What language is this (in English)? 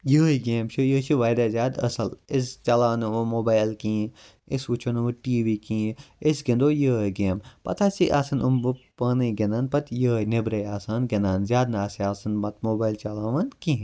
Kashmiri